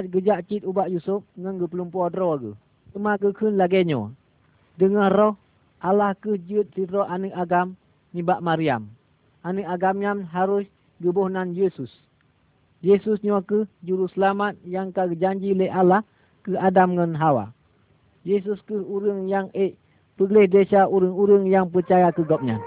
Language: Malay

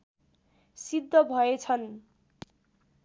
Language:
Nepali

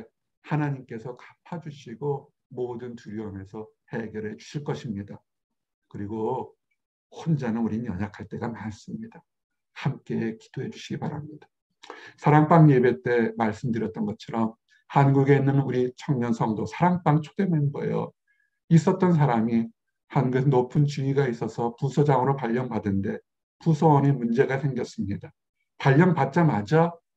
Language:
Korean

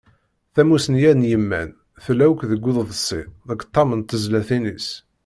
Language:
Kabyle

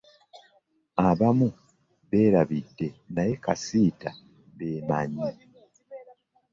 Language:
Ganda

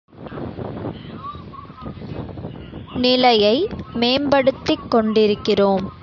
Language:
Tamil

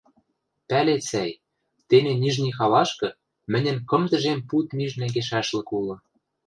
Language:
Western Mari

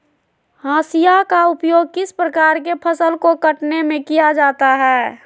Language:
Magahi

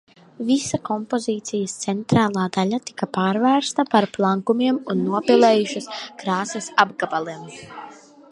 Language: Latvian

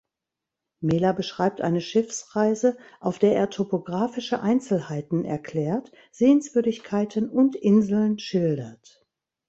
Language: German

